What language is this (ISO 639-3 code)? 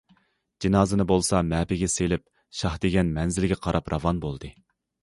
uig